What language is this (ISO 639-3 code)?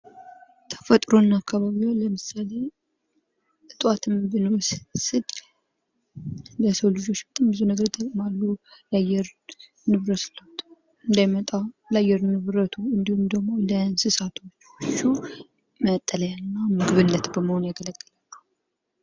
amh